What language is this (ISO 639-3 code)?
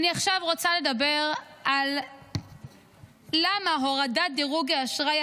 heb